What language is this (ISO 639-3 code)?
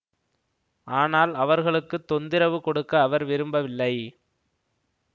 tam